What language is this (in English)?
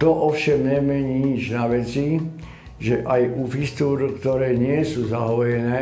Czech